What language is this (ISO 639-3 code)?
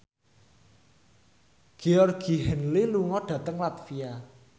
jav